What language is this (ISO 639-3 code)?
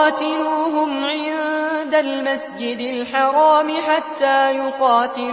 ara